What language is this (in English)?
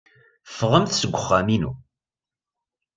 Kabyle